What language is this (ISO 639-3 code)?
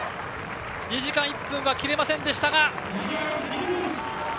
jpn